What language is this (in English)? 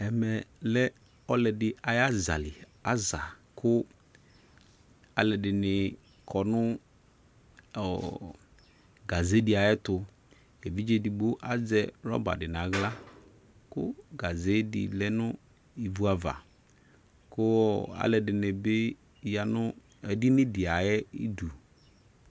Ikposo